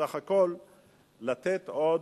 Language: Hebrew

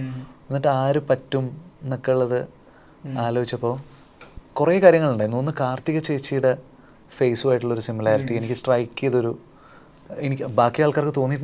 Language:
Malayalam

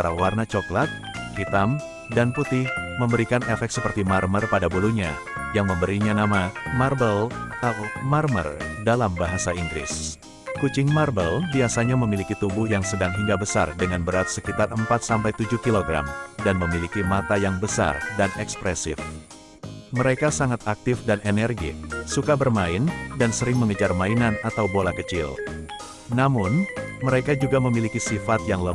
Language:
Indonesian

